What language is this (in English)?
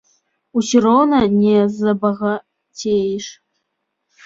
Belarusian